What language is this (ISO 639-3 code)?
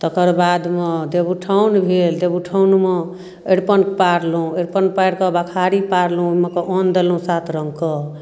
mai